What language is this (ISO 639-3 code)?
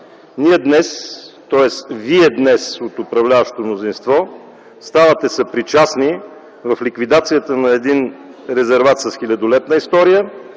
bul